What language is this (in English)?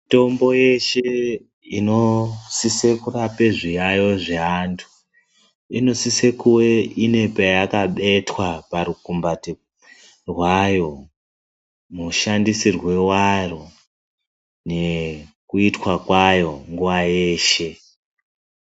Ndau